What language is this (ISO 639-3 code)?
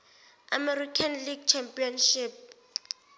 zul